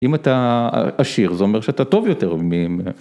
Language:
Hebrew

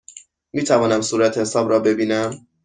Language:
Persian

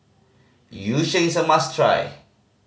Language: English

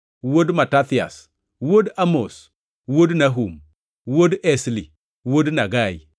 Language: Luo (Kenya and Tanzania)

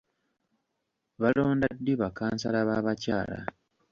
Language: Ganda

